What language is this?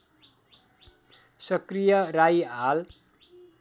Nepali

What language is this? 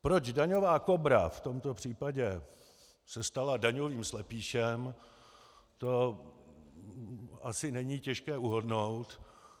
Czech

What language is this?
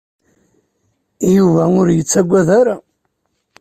Kabyle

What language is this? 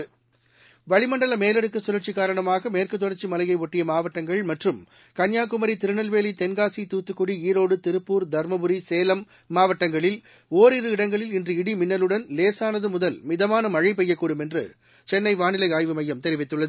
Tamil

